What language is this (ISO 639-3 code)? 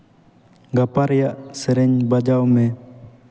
sat